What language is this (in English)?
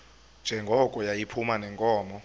Xhosa